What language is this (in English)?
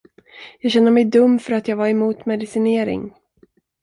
Swedish